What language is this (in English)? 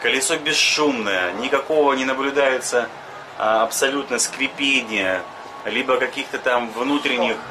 Russian